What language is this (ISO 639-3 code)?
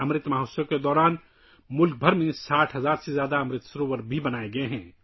urd